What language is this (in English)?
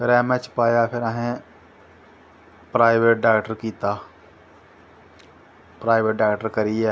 Dogri